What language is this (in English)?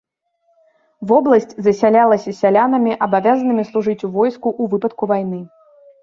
Belarusian